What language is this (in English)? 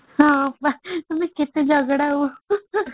Odia